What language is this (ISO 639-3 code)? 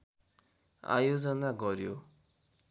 nep